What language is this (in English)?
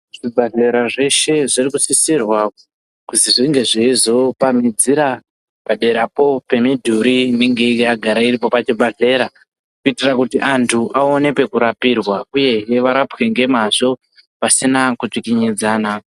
Ndau